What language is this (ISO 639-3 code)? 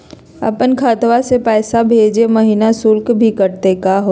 mag